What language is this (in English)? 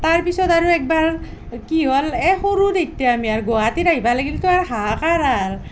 Assamese